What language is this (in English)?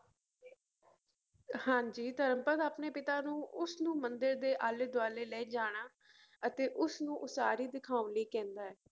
Punjabi